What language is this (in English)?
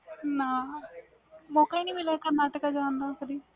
Punjabi